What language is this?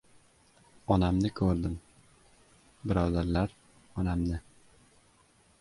Uzbek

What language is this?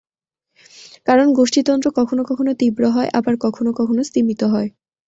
Bangla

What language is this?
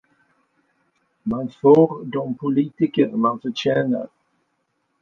Swedish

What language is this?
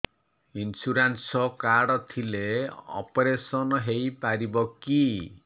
Odia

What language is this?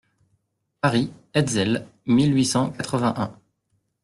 French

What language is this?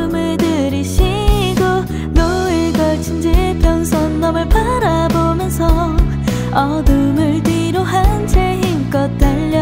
Korean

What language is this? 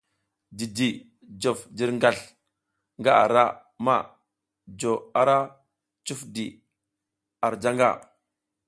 South Giziga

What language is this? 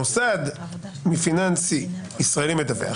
Hebrew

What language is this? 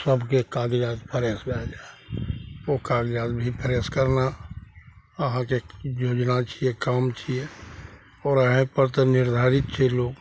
Maithili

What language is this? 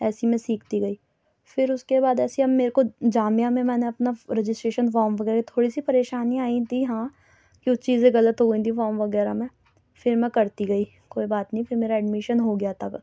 Urdu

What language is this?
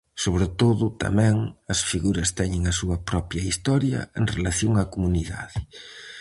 Galician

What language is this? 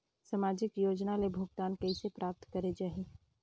Chhattisgarhi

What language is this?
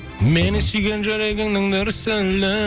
Kazakh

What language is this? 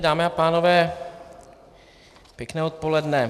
Czech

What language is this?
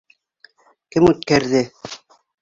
Bashkir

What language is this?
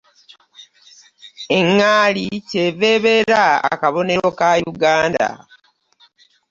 Ganda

